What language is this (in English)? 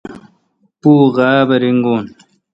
Kalkoti